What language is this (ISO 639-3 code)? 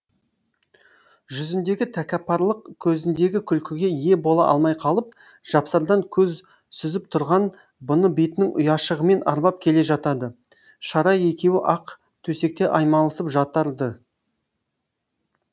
kaz